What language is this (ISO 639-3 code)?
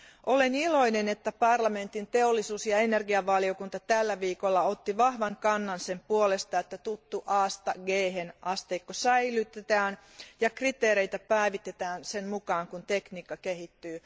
fin